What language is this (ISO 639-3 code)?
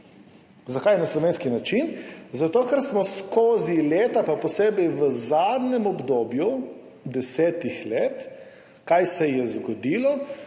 slv